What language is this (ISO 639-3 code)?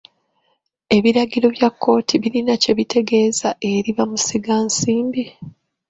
lug